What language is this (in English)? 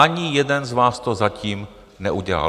Czech